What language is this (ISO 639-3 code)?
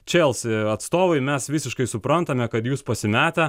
lit